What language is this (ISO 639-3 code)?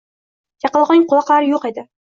uzb